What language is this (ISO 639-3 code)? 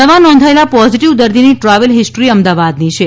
guj